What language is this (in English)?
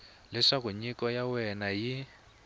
Tsonga